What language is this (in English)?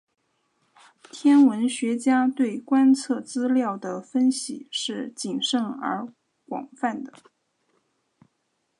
Chinese